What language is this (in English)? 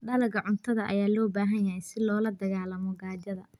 Somali